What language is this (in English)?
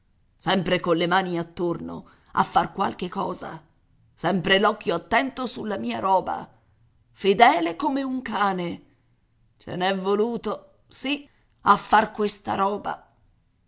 Italian